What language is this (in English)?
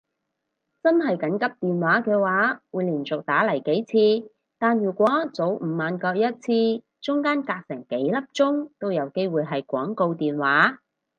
Cantonese